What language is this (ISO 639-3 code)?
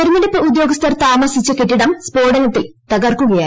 mal